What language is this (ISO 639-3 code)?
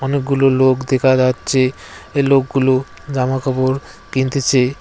ben